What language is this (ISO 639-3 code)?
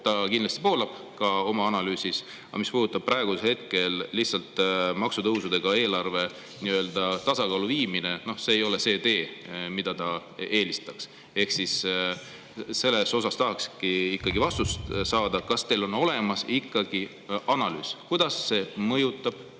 est